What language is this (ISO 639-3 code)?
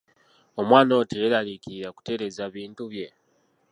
lug